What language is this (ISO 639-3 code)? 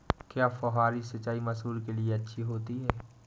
hin